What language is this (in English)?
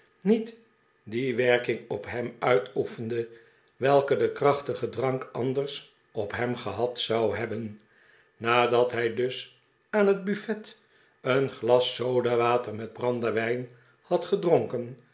Dutch